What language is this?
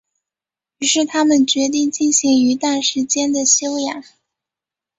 Chinese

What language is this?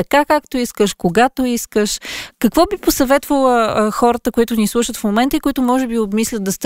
Bulgarian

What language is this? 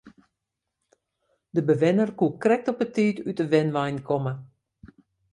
Western Frisian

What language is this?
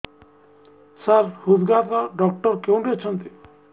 Odia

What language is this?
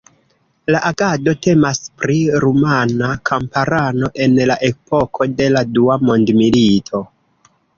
Esperanto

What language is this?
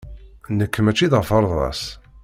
Kabyle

